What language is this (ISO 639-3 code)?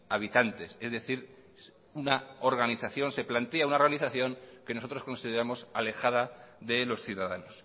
spa